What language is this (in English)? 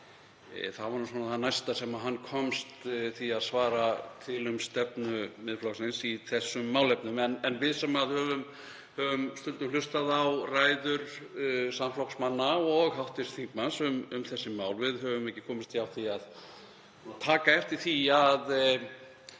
Icelandic